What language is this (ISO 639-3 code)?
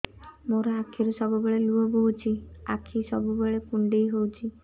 ori